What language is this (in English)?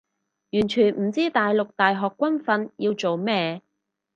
Cantonese